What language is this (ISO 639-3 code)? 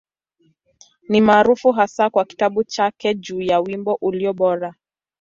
swa